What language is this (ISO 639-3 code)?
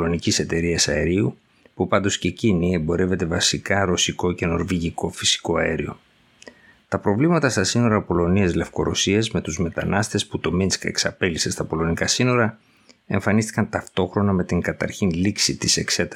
ell